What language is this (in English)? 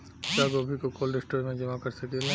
Bhojpuri